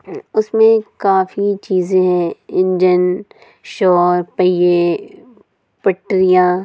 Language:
Urdu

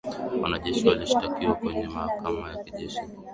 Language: Swahili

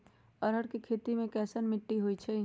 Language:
Magahi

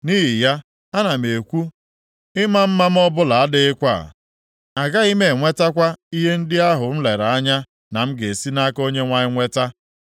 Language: Igbo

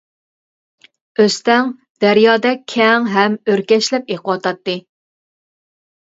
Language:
Uyghur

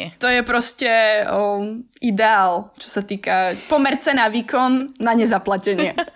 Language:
Slovak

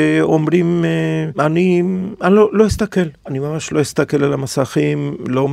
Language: Hebrew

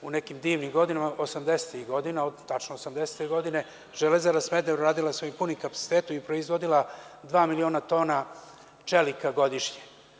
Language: Serbian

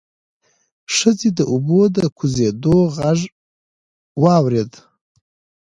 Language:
Pashto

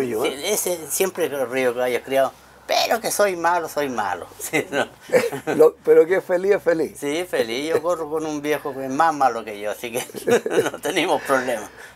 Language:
Spanish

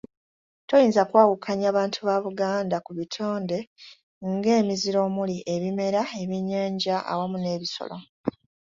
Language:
Ganda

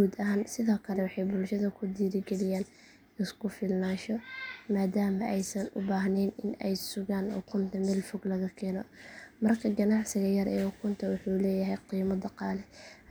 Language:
Somali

